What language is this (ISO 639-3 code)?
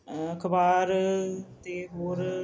pan